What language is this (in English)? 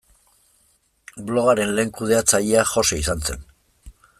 Basque